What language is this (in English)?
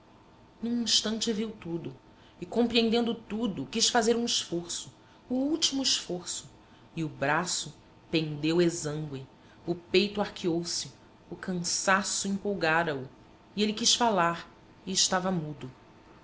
Portuguese